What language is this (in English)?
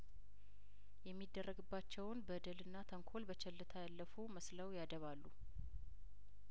Amharic